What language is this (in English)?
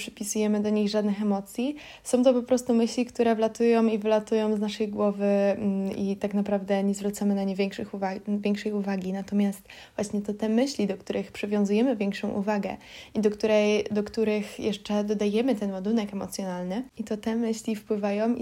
Polish